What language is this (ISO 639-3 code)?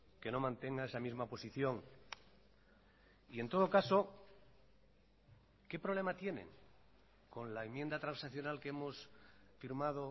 spa